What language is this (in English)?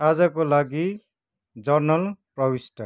Nepali